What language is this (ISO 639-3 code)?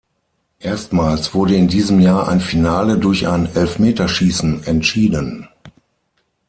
deu